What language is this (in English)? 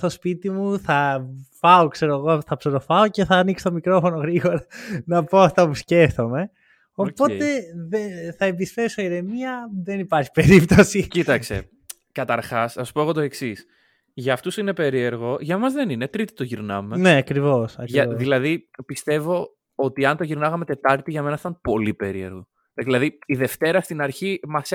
Greek